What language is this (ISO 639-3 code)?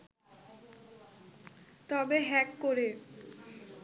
ben